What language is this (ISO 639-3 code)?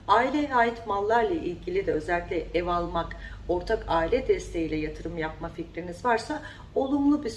tur